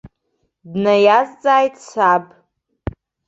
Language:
Abkhazian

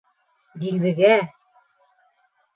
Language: Bashkir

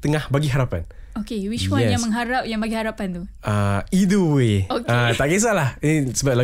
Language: Malay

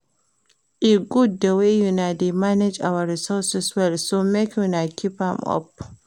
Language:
Nigerian Pidgin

